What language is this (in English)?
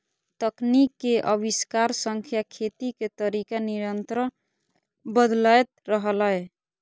Maithili